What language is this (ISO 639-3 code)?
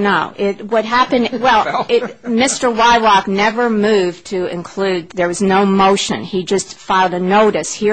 eng